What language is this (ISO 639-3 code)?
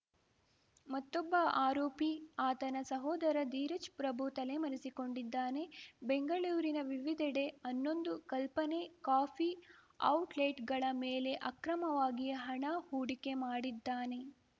kan